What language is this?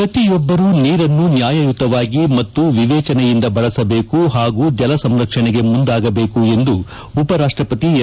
Kannada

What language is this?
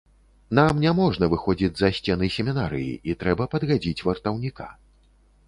Belarusian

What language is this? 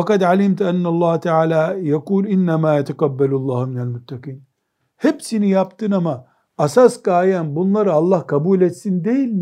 Turkish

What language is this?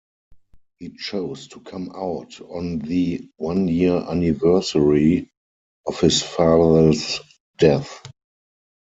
English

